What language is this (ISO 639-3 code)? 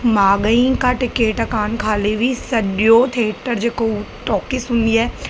snd